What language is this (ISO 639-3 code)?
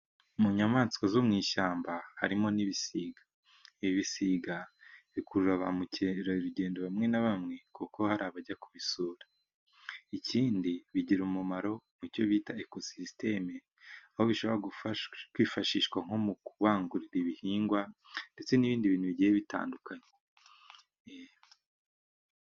kin